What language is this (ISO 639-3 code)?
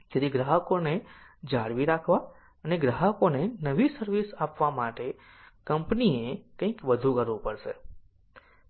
guj